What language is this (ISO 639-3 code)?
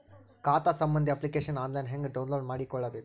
kan